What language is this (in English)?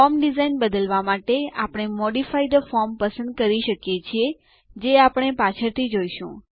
Gujarati